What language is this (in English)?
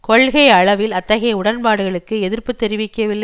Tamil